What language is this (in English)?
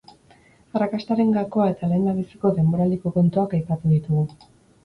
Basque